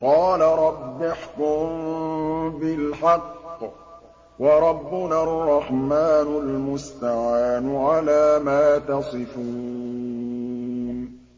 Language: Arabic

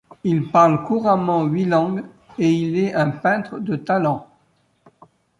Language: French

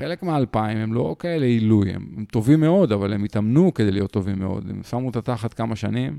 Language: Hebrew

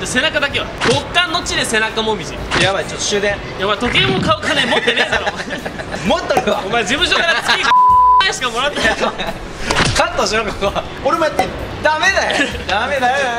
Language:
Japanese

